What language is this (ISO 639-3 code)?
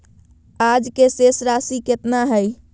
mag